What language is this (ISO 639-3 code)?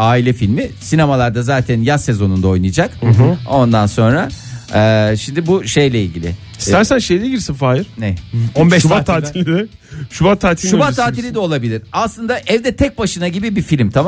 tur